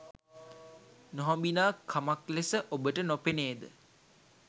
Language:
Sinhala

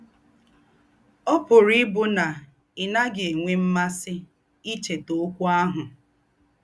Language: Igbo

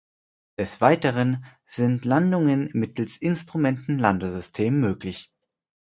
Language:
German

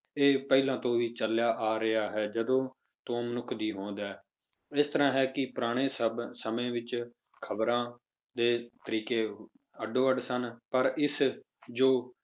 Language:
Punjabi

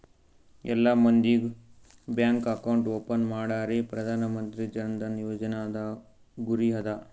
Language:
Kannada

